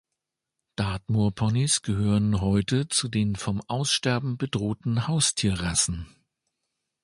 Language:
German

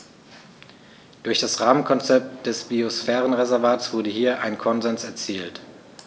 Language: German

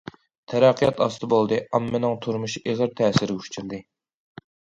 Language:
Uyghur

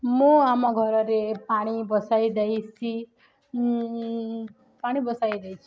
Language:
Odia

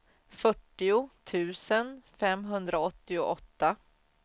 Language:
Swedish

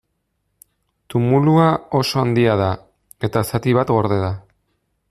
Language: Basque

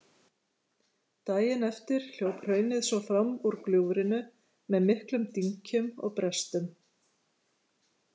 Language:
Icelandic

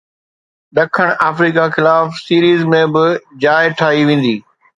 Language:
Sindhi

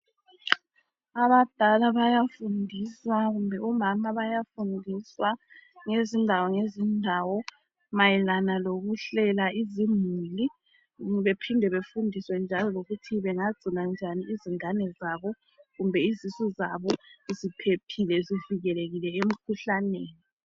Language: North Ndebele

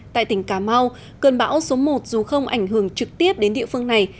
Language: Vietnamese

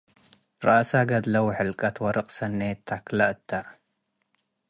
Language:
Tigre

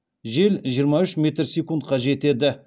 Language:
Kazakh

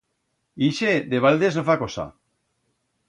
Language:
Aragonese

